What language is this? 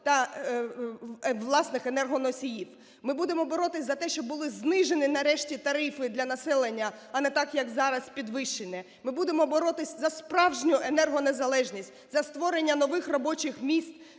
Ukrainian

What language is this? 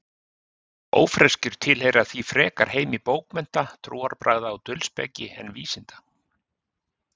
Icelandic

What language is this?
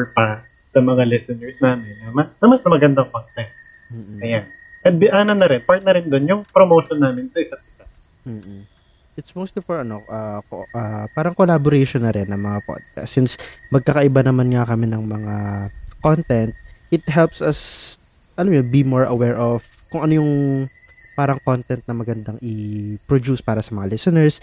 Filipino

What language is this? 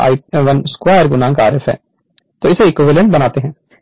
Hindi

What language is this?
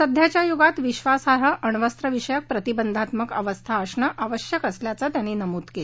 Marathi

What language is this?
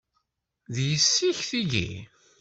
Kabyle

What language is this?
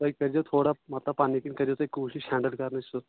Kashmiri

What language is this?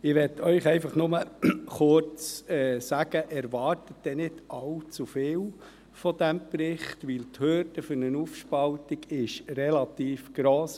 Swiss German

